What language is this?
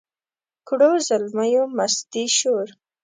Pashto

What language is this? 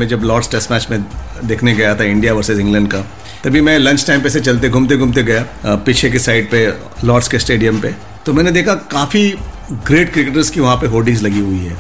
Hindi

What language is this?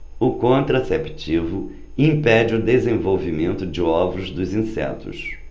Portuguese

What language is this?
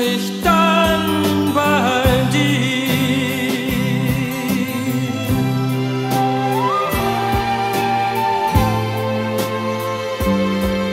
Dutch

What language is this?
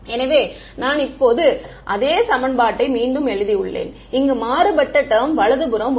Tamil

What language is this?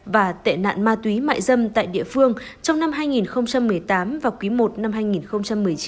Vietnamese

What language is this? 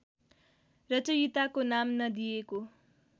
Nepali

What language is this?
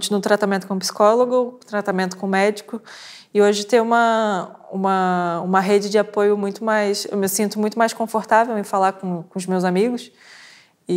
Portuguese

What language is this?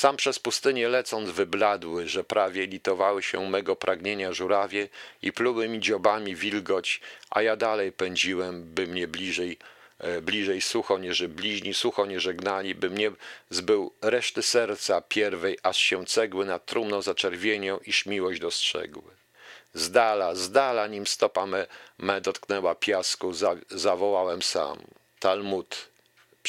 Polish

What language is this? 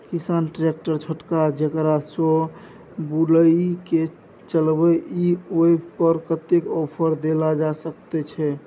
Maithili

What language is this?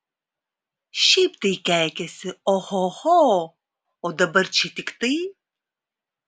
Lithuanian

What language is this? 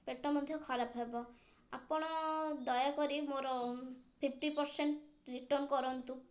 Odia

